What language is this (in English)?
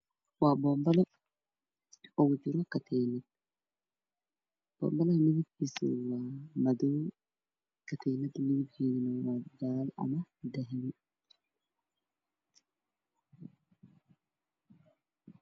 Somali